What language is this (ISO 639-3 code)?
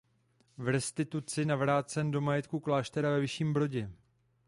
ces